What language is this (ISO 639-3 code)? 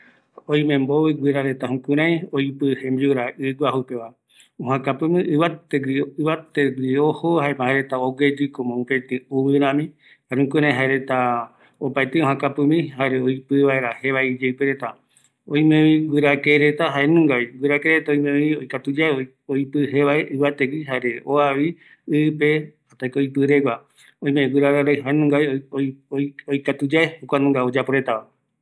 gui